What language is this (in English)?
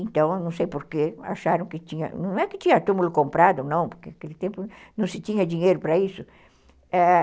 Portuguese